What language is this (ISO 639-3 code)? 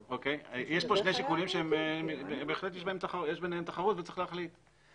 heb